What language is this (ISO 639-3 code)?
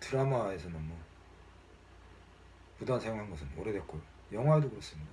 kor